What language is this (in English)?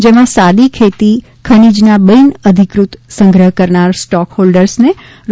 Gujarati